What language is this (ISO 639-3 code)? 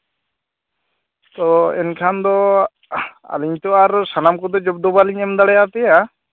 sat